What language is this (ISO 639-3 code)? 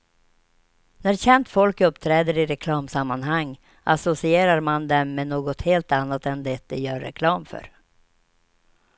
swe